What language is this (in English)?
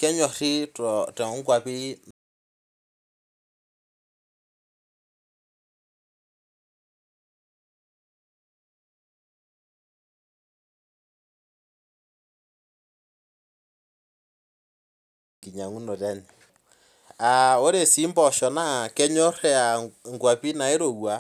Masai